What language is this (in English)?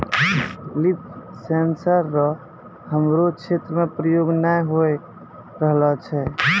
Maithili